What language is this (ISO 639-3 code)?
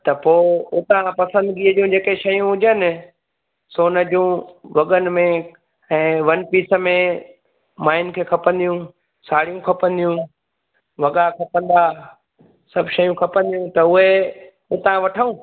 snd